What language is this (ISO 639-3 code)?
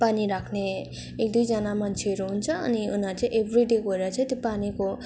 nep